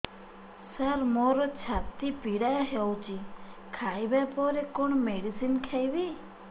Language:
Odia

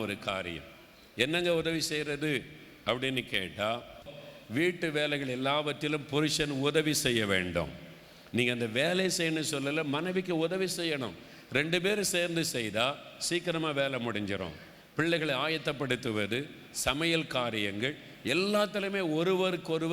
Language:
Tamil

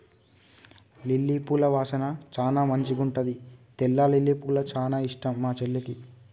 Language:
Telugu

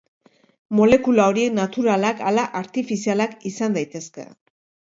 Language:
Basque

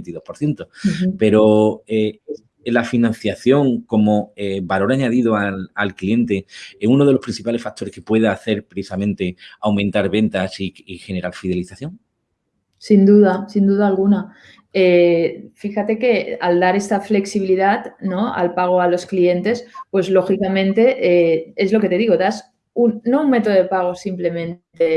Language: Spanish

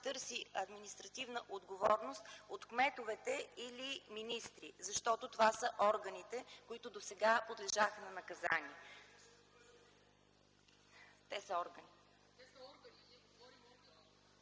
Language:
Bulgarian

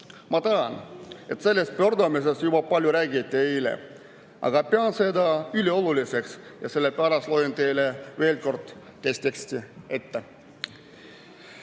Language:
Estonian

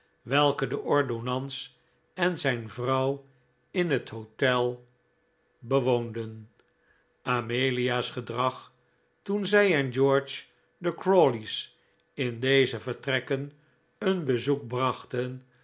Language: Dutch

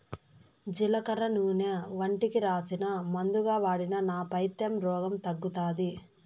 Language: Telugu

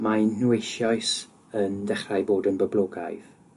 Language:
Welsh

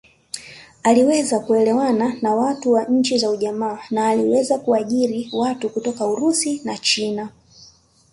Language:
Swahili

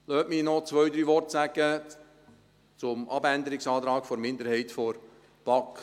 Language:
Swiss German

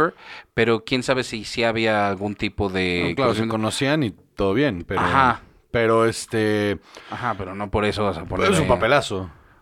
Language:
Spanish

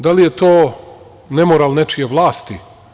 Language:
Serbian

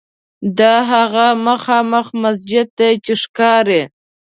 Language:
Pashto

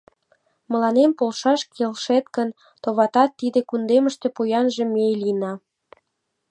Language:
Mari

